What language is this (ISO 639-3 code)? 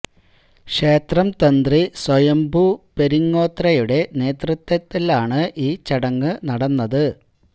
mal